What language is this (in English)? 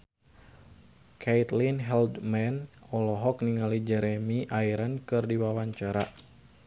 Sundanese